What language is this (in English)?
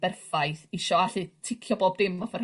Welsh